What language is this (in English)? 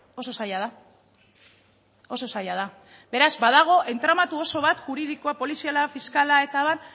Basque